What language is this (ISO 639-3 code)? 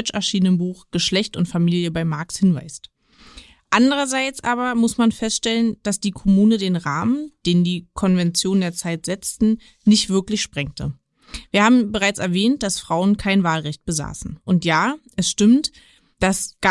deu